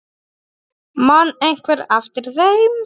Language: Icelandic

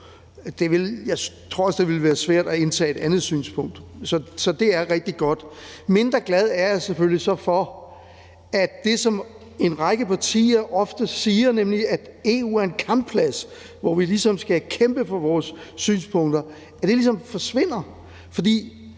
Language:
Danish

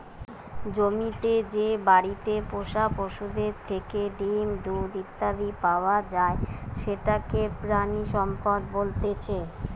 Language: Bangla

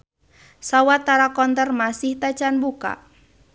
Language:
Sundanese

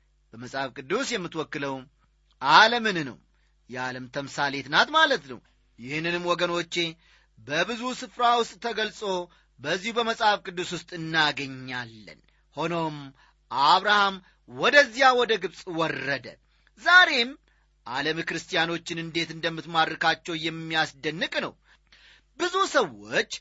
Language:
Amharic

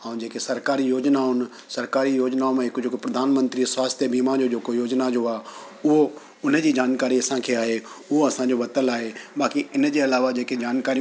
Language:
Sindhi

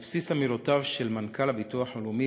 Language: Hebrew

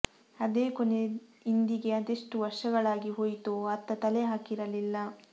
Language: Kannada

